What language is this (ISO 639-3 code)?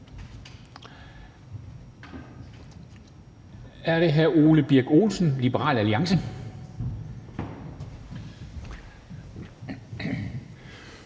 dan